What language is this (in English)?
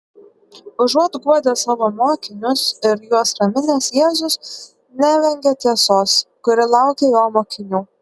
Lithuanian